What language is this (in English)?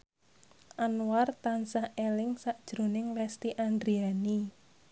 Javanese